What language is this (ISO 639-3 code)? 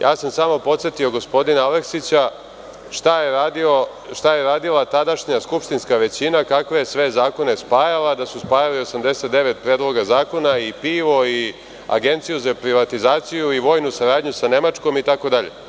srp